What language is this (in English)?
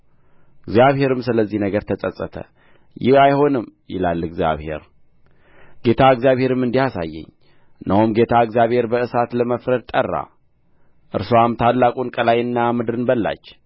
Amharic